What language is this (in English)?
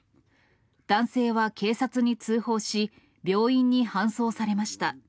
Japanese